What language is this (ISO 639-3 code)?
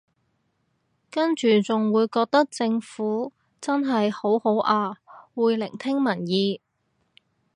yue